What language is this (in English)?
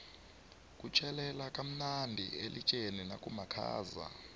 South Ndebele